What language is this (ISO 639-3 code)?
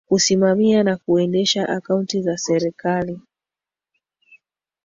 swa